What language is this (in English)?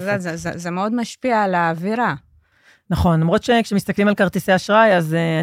Hebrew